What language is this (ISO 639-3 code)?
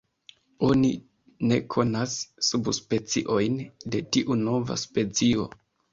epo